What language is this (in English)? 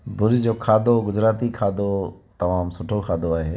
Sindhi